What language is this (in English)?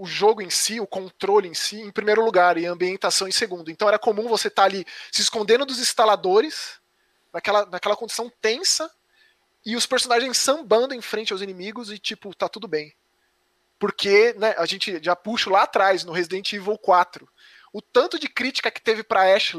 Portuguese